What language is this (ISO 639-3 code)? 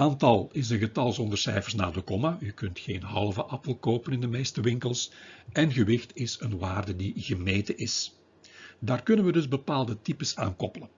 nld